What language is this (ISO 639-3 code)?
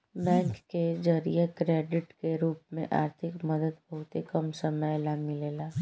bho